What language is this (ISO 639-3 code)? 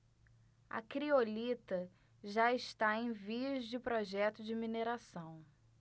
por